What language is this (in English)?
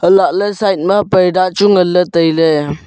Wancho Naga